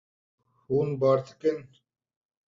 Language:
Kurdish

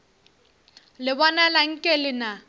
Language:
Northern Sotho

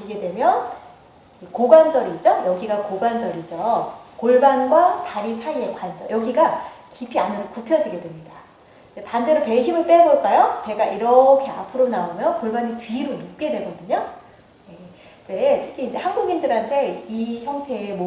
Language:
Korean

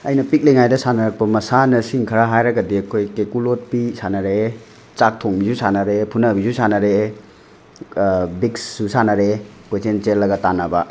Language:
Manipuri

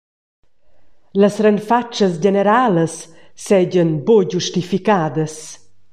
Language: Romansh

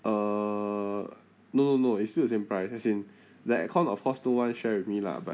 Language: English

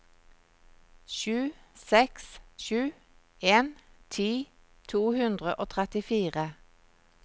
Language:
Norwegian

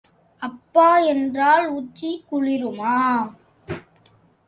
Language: Tamil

